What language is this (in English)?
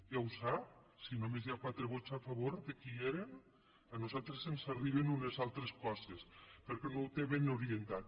Catalan